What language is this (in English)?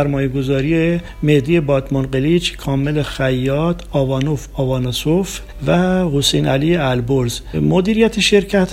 Persian